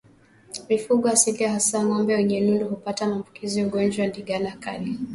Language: Swahili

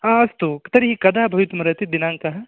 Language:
Sanskrit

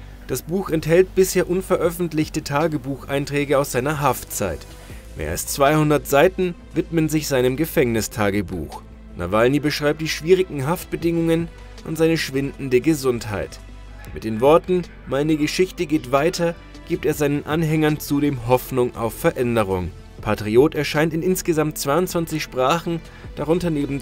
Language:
German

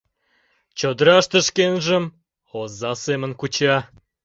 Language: Mari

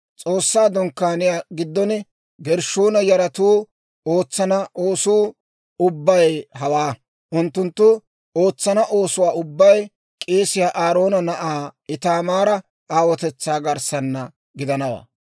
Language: Dawro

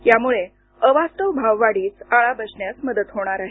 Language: Marathi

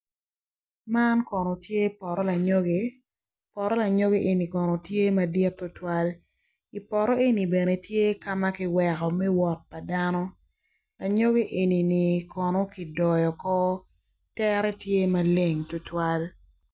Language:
Acoli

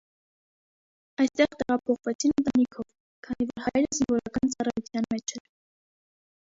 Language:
Armenian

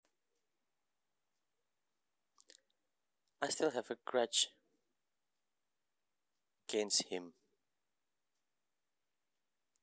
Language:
Javanese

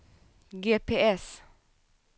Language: Swedish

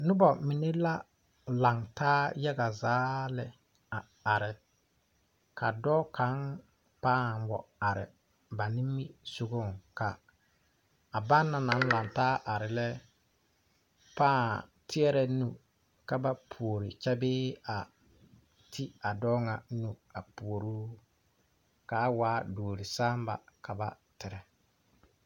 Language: Southern Dagaare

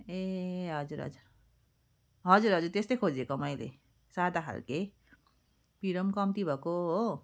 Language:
Nepali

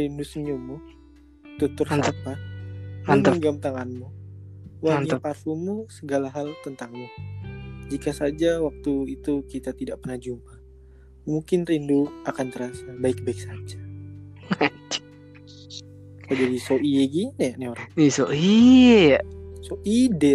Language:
Indonesian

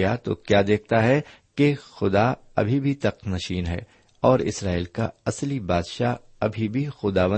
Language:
Urdu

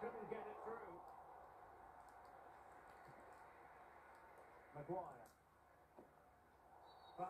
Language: English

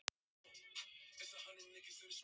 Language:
Icelandic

